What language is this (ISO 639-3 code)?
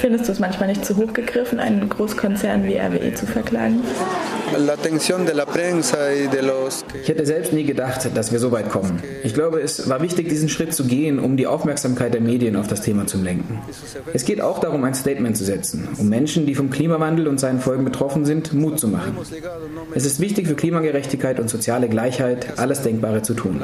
deu